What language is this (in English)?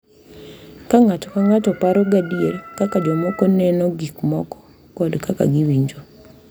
Luo (Kenya and Tanzania)